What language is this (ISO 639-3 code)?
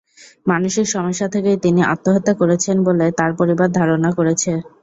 ben